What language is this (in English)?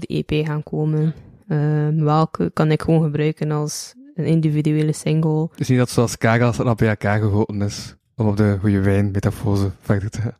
Dutch